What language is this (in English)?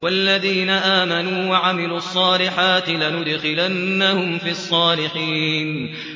Arabic